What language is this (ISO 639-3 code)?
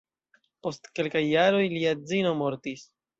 epo